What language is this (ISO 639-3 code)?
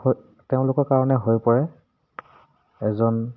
asm